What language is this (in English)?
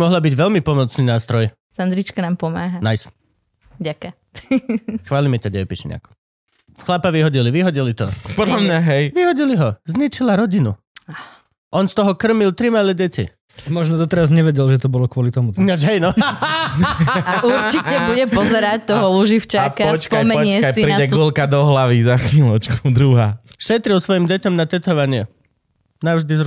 Slovak